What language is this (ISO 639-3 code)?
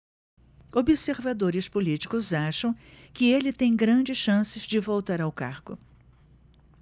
por